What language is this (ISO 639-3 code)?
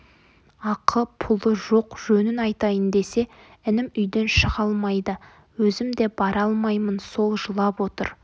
kaz